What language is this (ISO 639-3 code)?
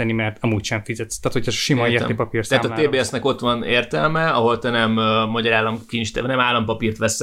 hun